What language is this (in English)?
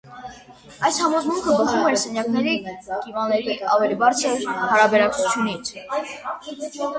Armenian